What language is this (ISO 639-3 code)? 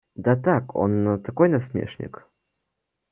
rus